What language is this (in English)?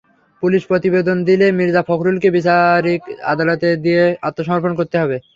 Bangla